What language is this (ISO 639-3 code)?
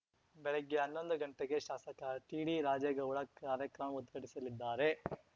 kan